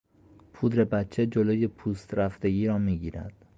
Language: Persian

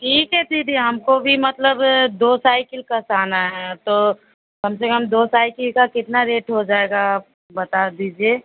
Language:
Hindi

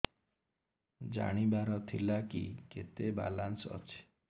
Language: Odia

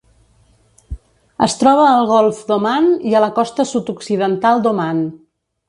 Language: Catalan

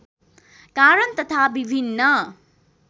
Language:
Nepali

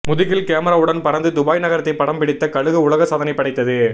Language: Tamil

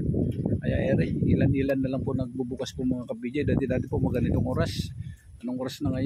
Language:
Filipino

